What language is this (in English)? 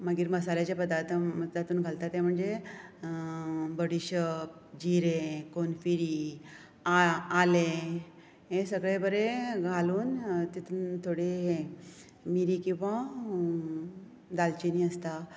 Konkani